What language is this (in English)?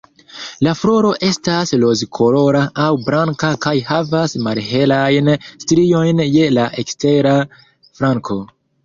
Esperanto